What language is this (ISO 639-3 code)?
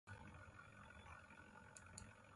plk